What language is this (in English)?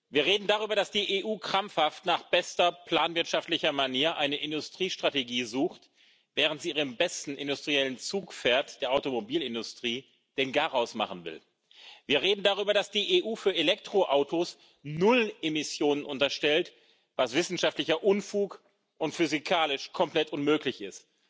German